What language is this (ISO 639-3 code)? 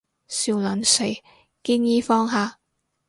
yue